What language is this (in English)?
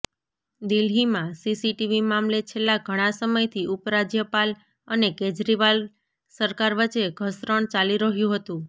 Gujarati